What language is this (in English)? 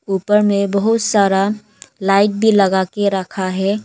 Hindi